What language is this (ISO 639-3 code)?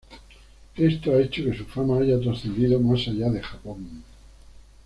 spa